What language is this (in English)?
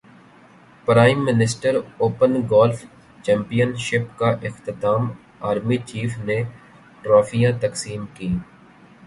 Urdu